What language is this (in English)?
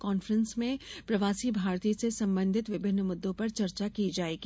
Hindi